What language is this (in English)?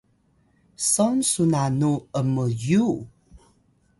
Atayal